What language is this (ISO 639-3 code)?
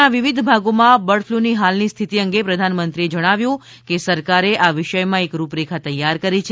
guj